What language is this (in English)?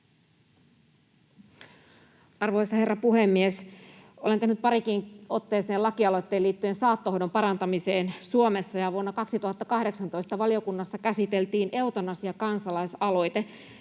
Finnish